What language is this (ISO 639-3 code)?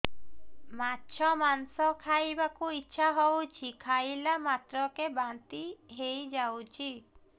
ori